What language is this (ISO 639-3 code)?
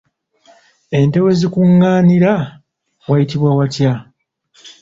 lug